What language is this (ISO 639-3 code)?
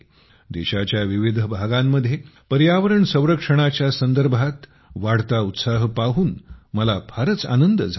mar